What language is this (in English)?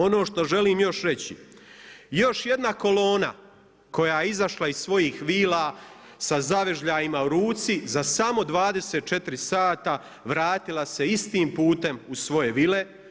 Croatian